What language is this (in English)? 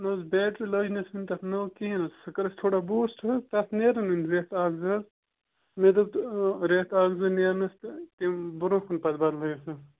Kashmiri